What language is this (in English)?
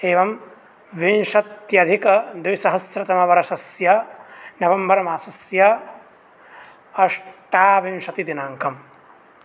Sanskrit